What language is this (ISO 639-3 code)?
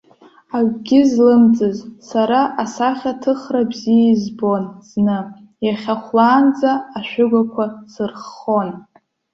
abk